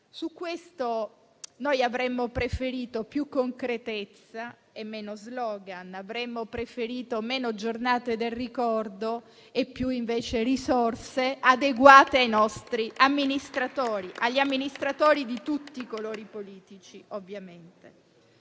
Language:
Italian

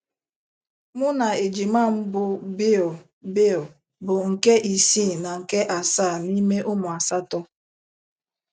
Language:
Igbo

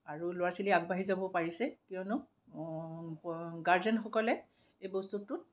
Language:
Assamese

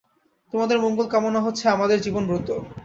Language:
Bangla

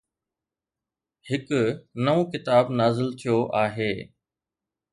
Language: Sindhi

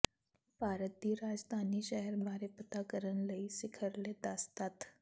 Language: Punjabi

